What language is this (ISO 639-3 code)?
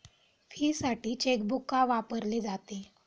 mar